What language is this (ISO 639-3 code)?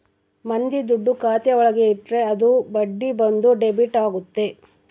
kan